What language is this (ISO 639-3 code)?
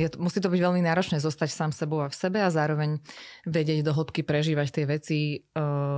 slk